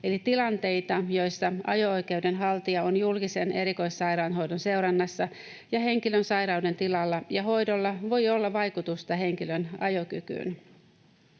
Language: Finnish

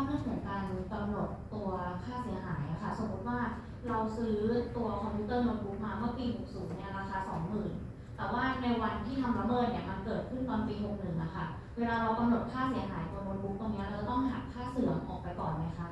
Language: Thai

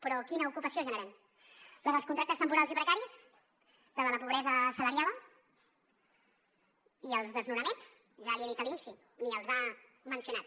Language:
Catalan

